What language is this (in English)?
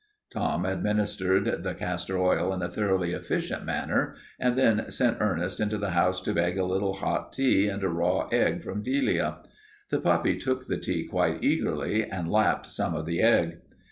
English